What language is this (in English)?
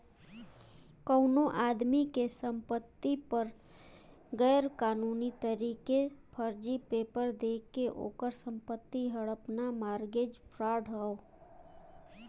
Bhojpuri